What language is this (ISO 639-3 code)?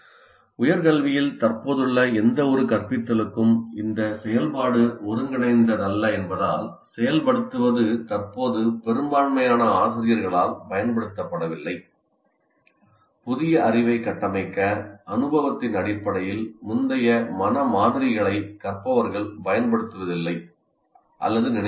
tam